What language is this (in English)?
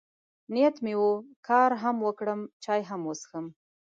Pashto